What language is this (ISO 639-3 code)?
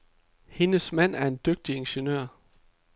dan